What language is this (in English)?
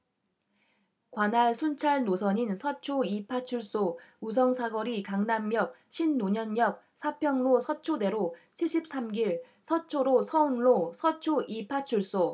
Korean